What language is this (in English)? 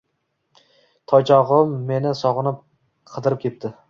Uzbek